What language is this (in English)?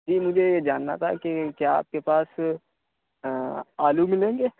Urdu